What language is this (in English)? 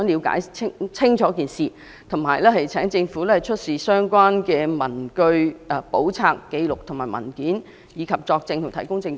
Cantonese